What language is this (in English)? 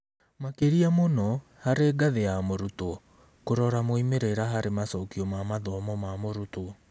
Kikuyu